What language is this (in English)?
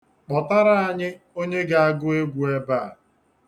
Igbo